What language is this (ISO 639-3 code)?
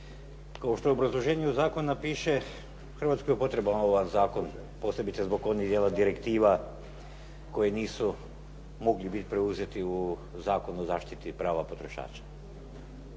hrv